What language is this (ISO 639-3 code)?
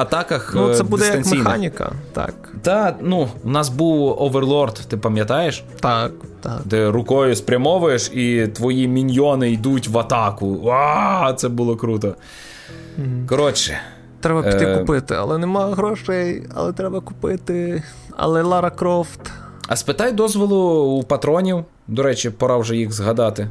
ukr